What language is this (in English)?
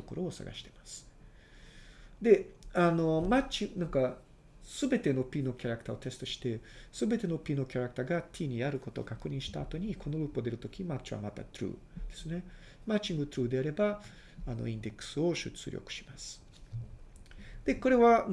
Japanese